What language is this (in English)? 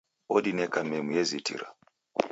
Taita